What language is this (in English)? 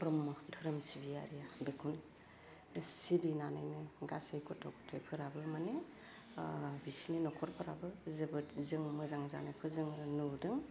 Bodo